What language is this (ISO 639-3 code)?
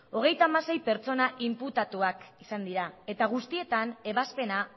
eus